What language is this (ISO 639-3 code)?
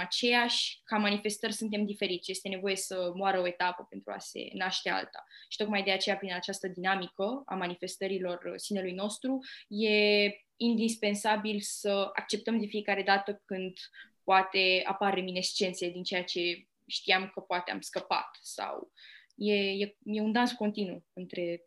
ron